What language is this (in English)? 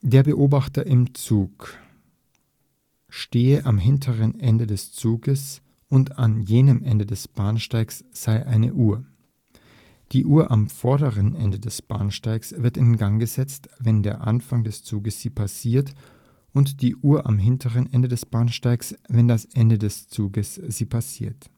German